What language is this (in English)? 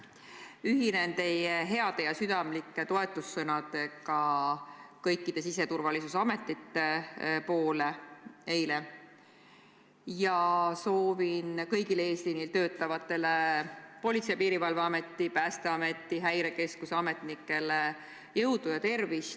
Estonian